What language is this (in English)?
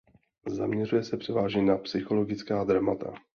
Czech